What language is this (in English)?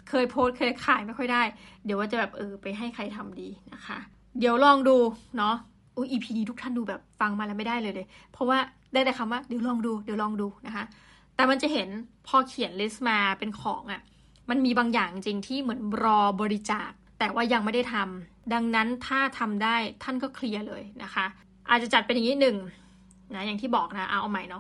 Thai